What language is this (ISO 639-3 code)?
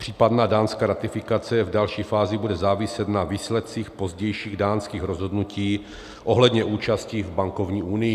ces